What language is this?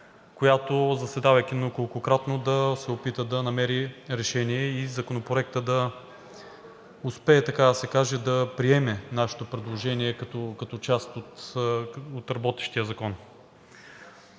Bulgarian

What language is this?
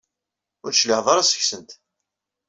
Kabyle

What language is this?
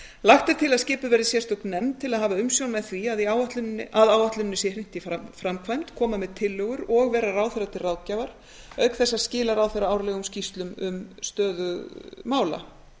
Icelandic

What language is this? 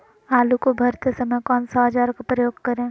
Magahi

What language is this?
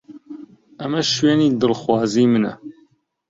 Central Kurdish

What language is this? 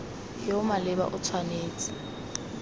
Tswana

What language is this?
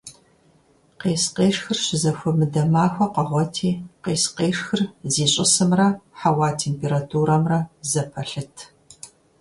Kabardian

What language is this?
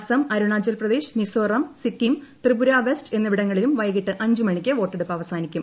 Malayalam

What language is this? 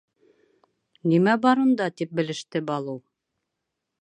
Bashkir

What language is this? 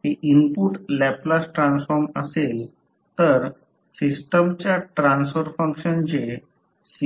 Marathi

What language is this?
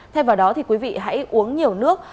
Vietnamese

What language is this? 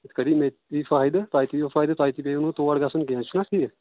Kashmiri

